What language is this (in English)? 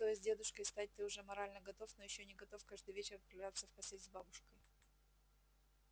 Russian